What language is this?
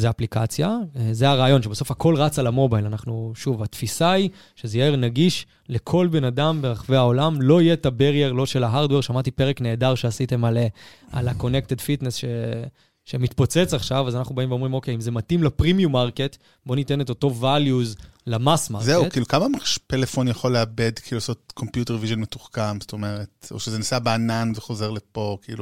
Hebrew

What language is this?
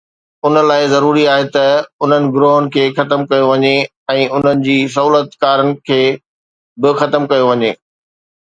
Sindhi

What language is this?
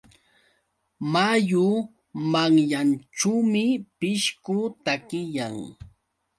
Yauyos Quechua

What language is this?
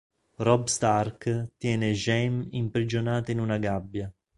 Italian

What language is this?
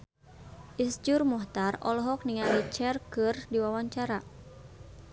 Sundanese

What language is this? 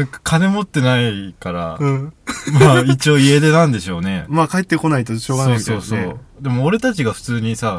Japanese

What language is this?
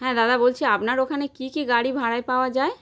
Bangla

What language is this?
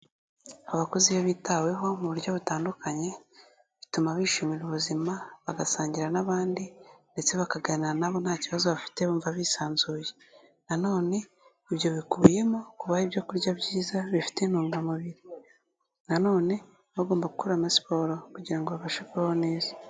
Kinyarwanda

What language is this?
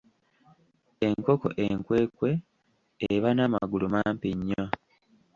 Ganda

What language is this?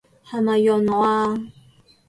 Cantonese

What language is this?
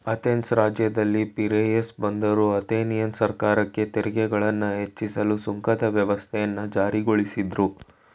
Kannada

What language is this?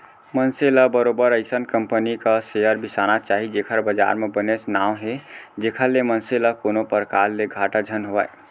Chhattisgarhi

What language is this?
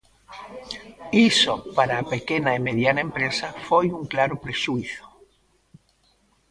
Galician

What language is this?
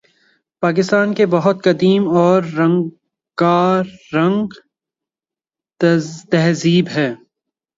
Urdu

